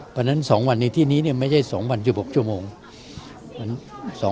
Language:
Thai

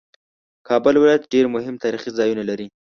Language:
Pashto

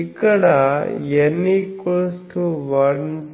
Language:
Telugu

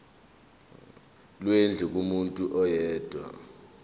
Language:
Zulu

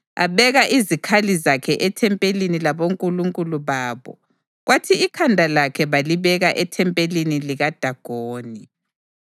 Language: North Ndebele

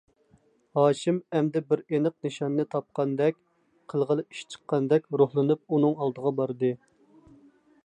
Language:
Uyghur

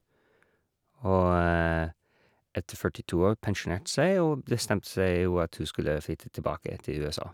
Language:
Norwegian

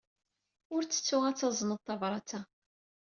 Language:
Kabyle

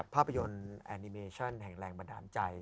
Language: Thai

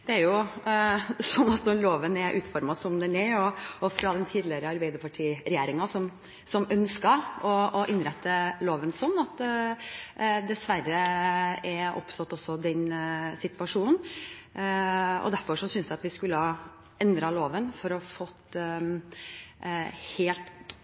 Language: Norwegian Bokmål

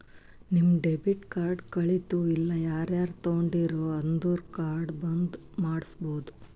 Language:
Kannada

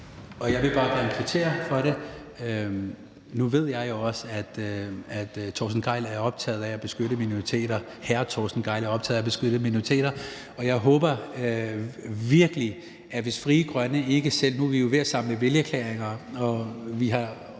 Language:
Danish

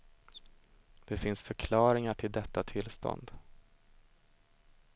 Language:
Swedish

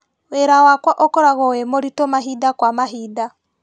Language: Kikuyu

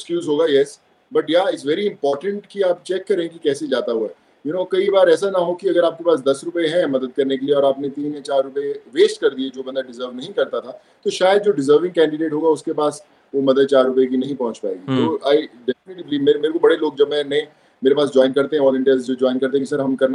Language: Hindi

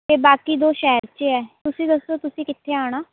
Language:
Punjabi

